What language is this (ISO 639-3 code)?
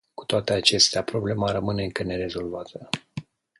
ron